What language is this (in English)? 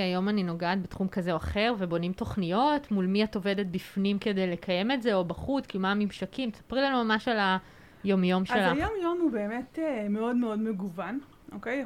Hebrew